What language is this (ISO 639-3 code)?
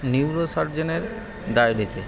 ben